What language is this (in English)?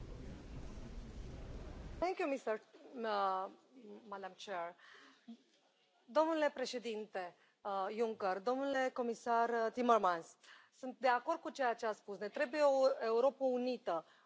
Romanian